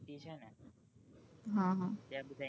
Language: Gujarati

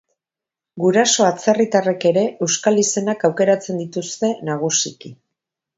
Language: Basque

